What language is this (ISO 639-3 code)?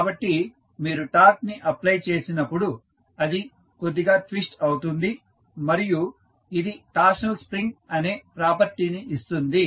tel